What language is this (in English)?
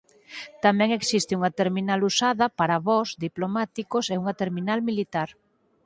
Galician